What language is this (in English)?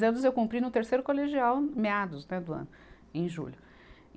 Portuguese